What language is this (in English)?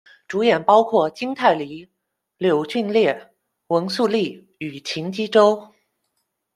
Chinese